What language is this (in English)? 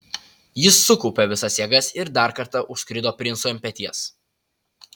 Lithuanian